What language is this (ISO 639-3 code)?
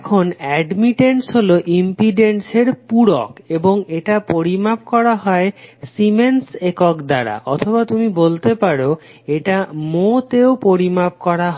ben